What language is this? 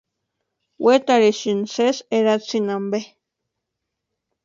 Western Highland Purepecha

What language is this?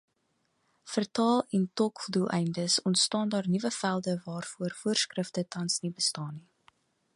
Afrikaans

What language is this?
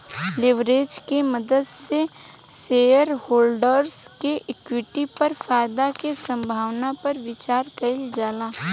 Bhojpuri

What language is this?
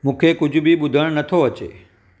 Sindhi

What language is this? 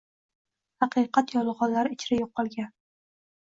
Uzbek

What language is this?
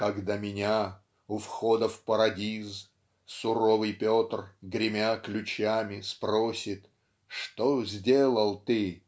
Russian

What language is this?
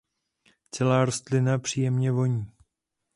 Czech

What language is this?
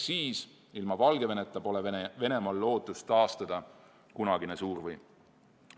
Estonian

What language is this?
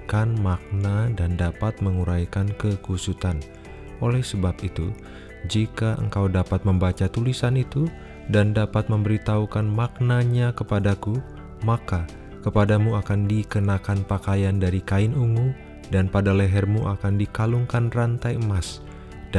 Indonesian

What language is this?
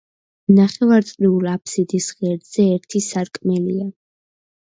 Georgian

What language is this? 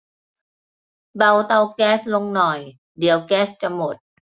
Thai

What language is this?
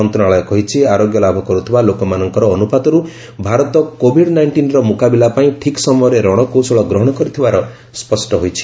Odia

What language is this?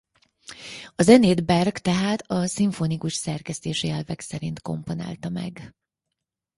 Hungarian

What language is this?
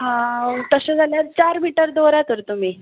Konkani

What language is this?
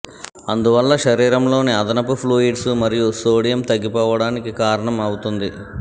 Telugu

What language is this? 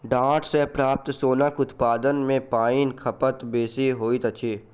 Maithili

